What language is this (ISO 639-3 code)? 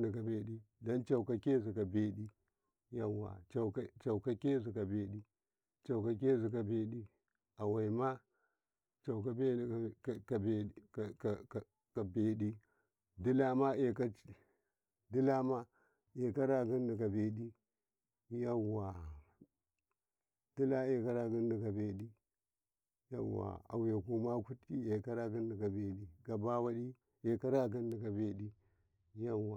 kai